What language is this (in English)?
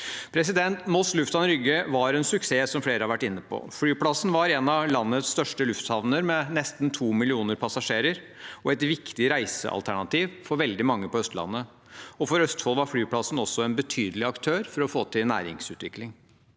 Norwegian